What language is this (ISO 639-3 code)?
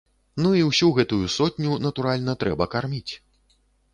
bel